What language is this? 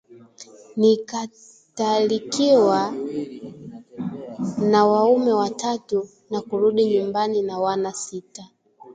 Swahili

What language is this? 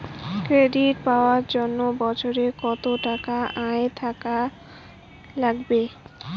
Bangla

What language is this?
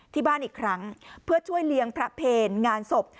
Thai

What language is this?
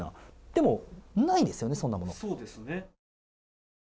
Japanese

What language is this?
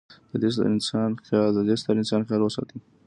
Pashto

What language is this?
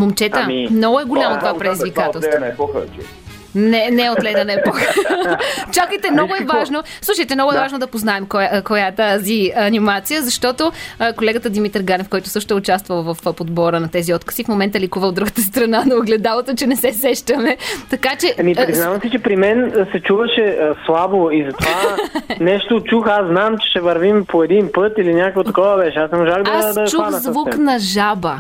Bulgarian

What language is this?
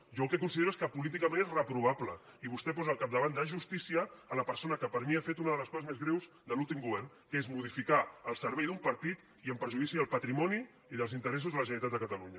Catalan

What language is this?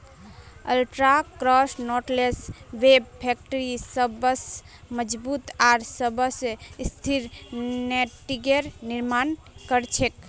Magahi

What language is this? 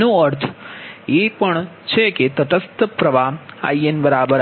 Gujarati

